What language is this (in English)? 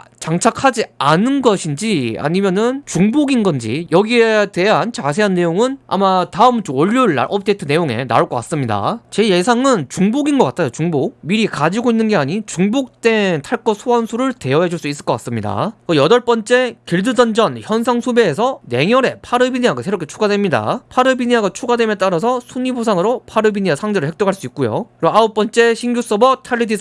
Korean